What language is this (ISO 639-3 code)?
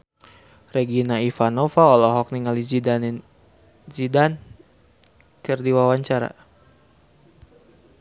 sun